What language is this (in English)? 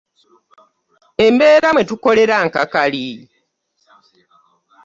Ganda